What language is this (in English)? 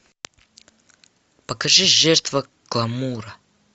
Russian